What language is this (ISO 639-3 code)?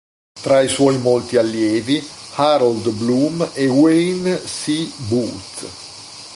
ita